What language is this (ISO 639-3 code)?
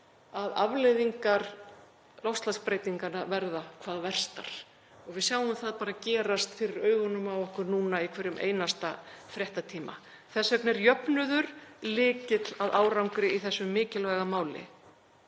isl